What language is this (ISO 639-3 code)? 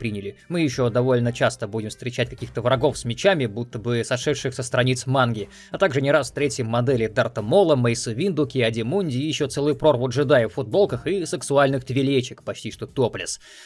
rus